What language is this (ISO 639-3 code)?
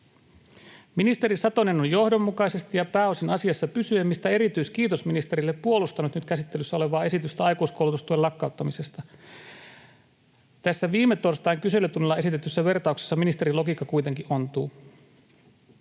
fin